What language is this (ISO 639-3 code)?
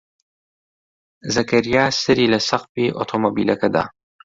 ckb